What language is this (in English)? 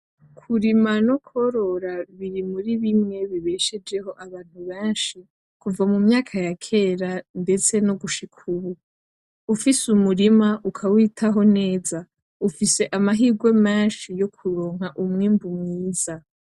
Rundi